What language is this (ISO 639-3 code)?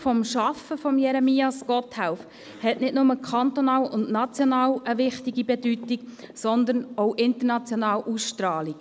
gsw